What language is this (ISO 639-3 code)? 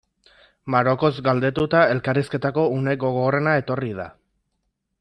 eus